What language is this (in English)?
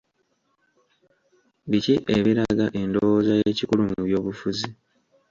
Ganda